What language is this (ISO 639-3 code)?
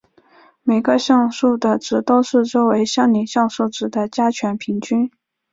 zho